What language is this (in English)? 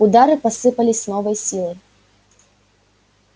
Russian